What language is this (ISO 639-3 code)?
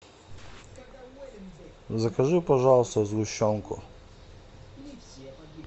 rus